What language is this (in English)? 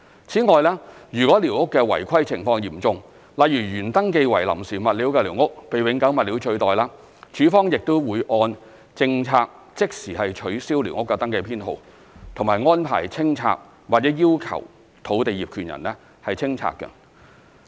Cantonese